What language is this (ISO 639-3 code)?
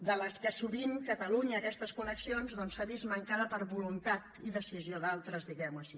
cat